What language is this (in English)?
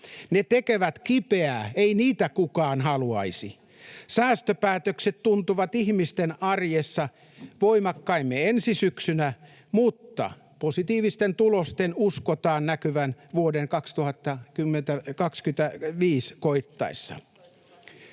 Finnish